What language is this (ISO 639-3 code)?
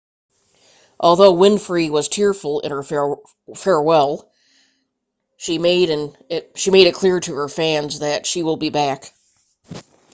eng